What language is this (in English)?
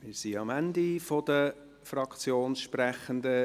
Swiss German